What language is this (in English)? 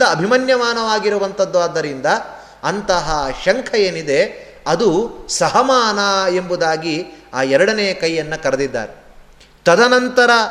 Kannada